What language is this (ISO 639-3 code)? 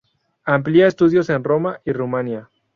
spa